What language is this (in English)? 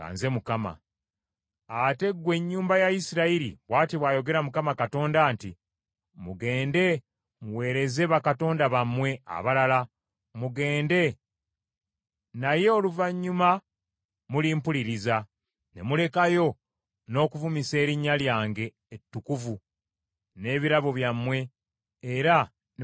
Ganda